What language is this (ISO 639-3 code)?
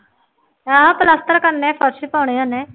pan